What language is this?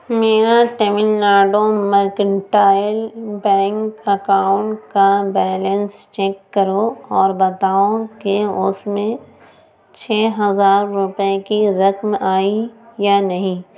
Urdu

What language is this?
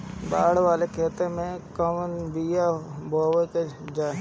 Bhojpuri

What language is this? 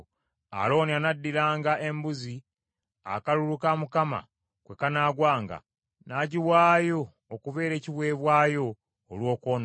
Ganda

